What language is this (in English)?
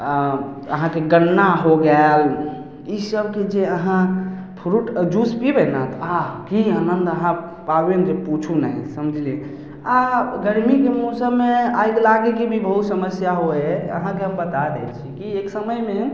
Maithili